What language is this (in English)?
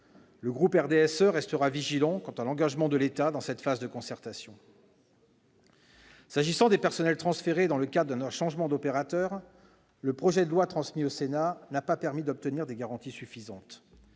French